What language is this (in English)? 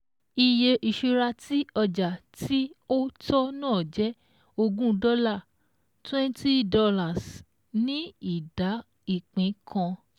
Yoruba